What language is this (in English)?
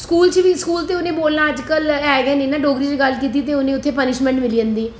Dogri